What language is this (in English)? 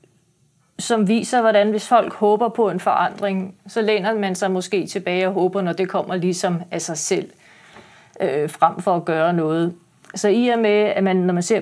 Danish